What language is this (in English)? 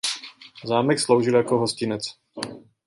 Czech